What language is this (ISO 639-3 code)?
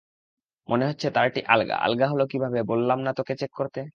ben